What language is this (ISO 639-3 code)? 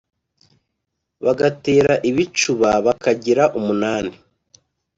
kin